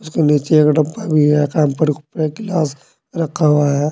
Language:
Hindi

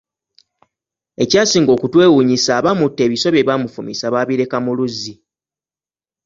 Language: Ganda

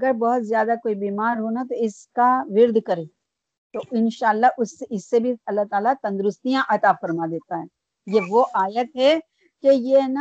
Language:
Urdu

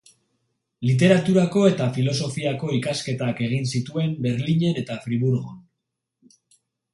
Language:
Basque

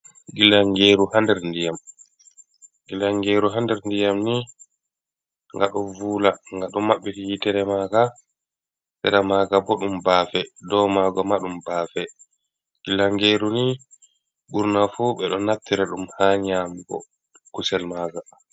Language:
Fula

